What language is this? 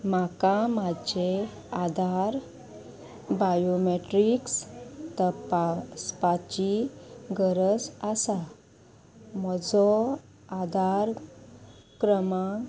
Konkani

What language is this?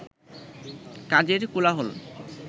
Bangla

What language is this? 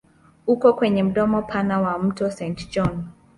Swahili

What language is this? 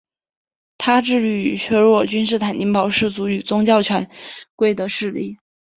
Chinese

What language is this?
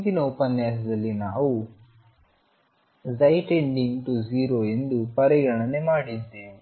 Kannada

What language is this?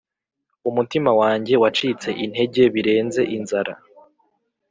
Kinyarwanda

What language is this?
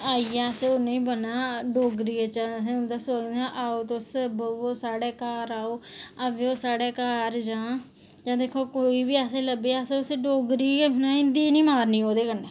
Dogri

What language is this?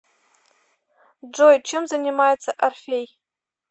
Russian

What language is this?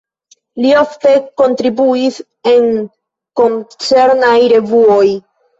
Esperanto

